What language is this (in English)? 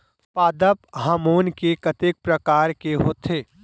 Chhattisgarhi